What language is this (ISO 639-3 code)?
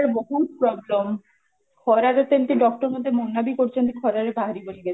ori